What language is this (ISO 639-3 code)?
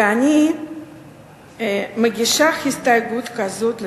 heb